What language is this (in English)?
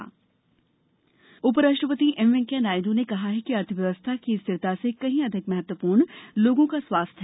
Hindi